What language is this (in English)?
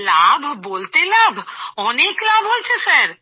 Bangla